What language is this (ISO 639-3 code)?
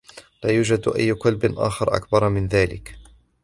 ara